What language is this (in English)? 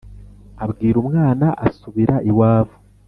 Kinyarwanda